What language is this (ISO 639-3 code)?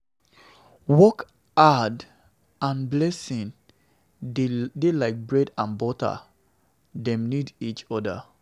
pcm